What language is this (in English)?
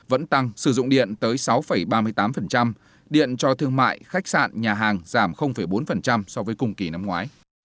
Vietnamese